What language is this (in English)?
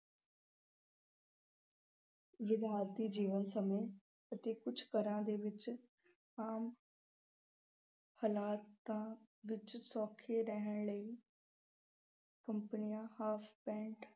Punjabi